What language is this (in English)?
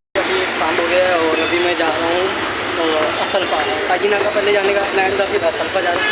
Hindi